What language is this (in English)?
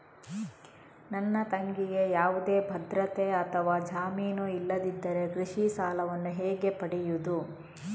Kannada